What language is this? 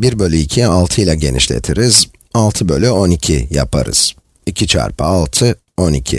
Turkish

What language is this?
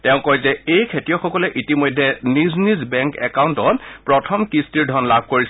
Assamese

